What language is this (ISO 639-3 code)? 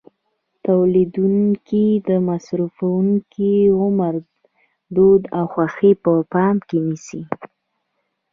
pus